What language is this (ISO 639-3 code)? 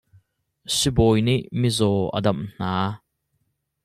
cnh